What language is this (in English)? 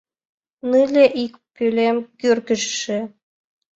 Mari